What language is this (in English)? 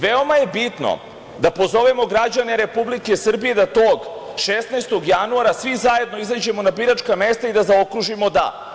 Serbian